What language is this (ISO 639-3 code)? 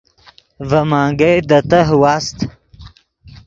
ydg